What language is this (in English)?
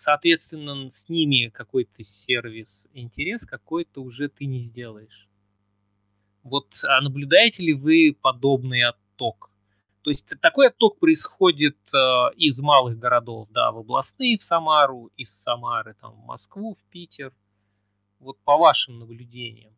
Russian